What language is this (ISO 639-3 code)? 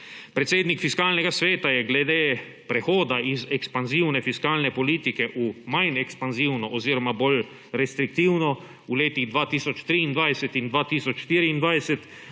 slv